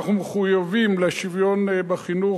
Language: Hebrew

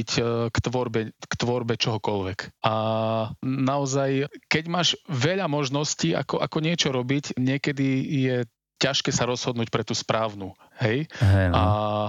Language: Slovak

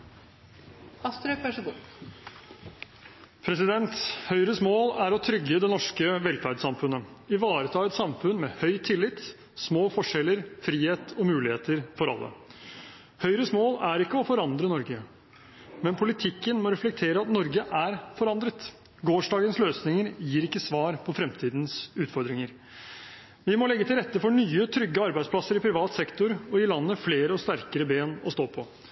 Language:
Norwegian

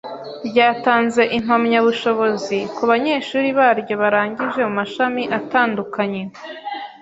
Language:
Kinyarwanda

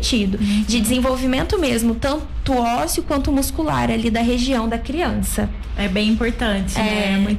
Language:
Portuguese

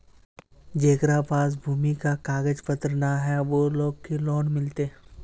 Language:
Magahi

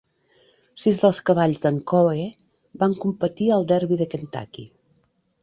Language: Catalan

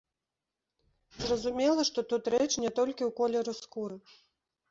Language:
Belarusian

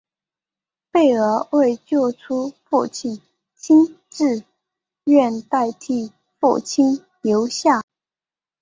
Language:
Chinese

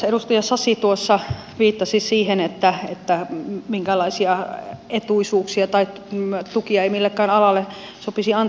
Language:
Finnish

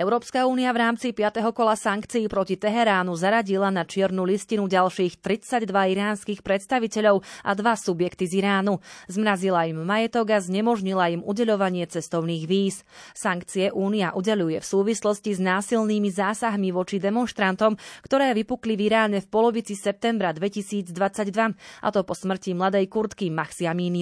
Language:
Slovak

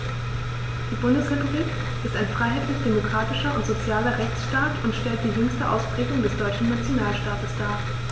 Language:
German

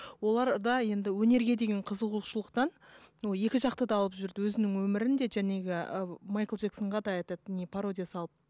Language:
Kazakh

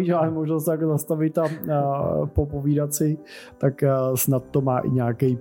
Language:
Czech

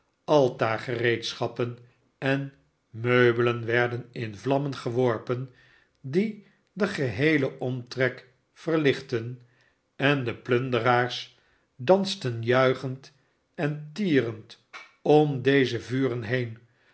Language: Dutch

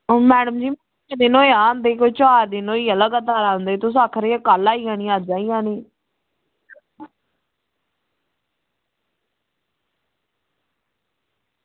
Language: Dogri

